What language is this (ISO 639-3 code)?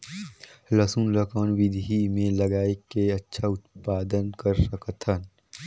hne